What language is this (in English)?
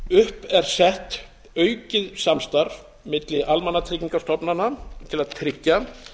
Icelandic